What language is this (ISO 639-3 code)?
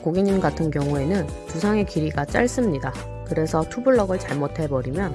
kor